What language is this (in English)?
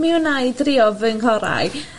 Welsh